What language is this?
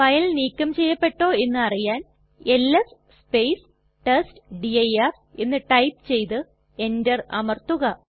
Malayalam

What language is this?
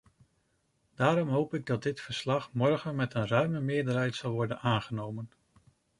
Dutch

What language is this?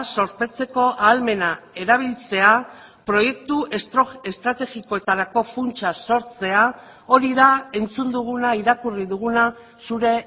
Basque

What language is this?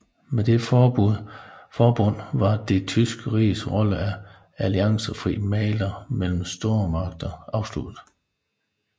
Danish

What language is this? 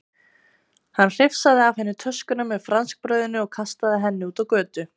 Icelandic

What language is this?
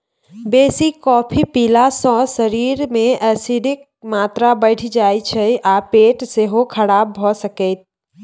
Maithili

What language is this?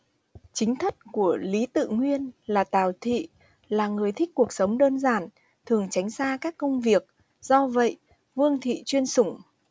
Vietnamese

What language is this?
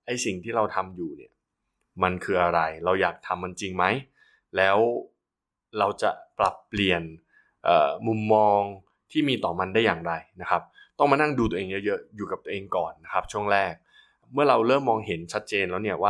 Thai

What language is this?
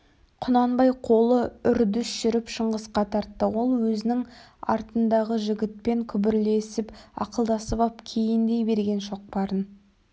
Kazakh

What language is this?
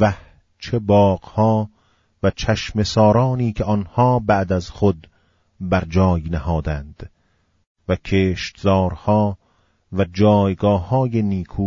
Persian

